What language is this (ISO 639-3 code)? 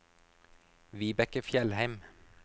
nor